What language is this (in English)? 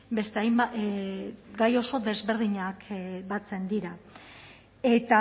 Basque